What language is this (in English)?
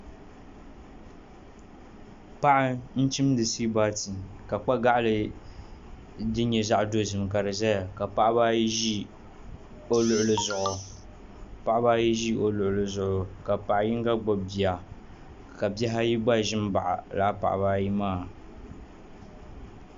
Dagbani